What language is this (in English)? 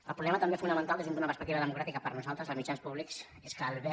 Catalan